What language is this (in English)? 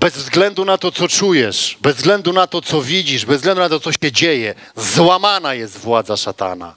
Polish